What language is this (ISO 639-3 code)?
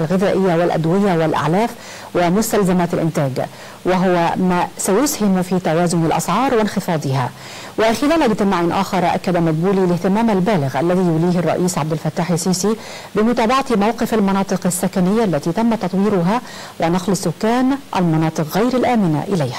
ara